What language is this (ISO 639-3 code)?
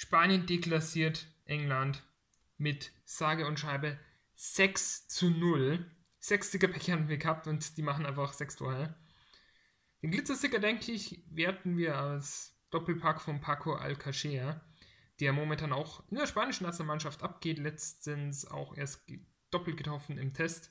deu